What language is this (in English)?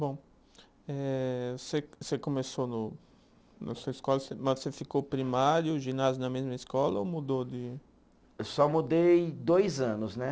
Portuguese